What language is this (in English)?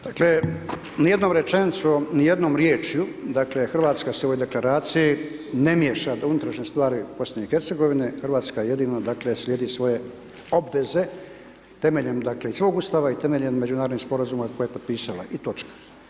Croatian